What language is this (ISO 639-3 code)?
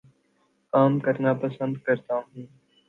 urd